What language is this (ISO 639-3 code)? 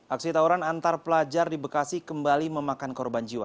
ind